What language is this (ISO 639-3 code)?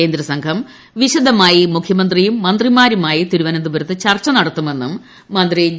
mal